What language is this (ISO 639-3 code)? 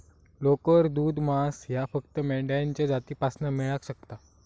mar